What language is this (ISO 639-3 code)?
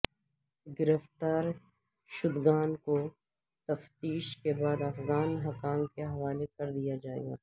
urd